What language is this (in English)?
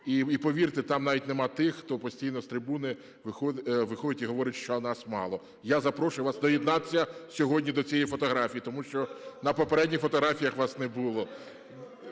Ukrainian